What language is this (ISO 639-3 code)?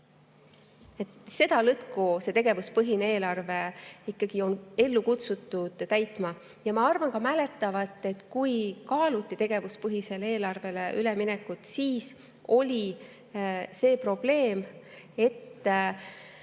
est